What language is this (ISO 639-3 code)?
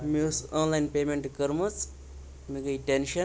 kas